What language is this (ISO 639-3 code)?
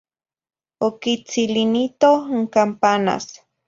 nhi